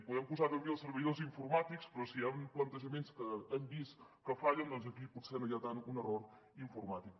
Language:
Catalan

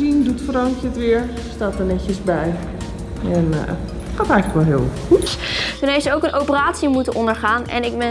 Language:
Dutch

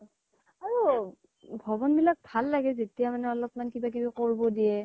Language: Assamese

